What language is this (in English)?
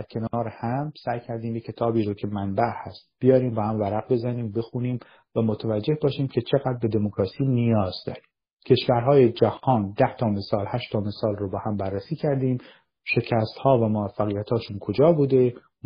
Persian